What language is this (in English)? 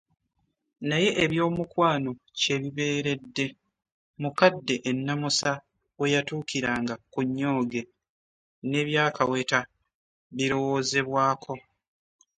Ganda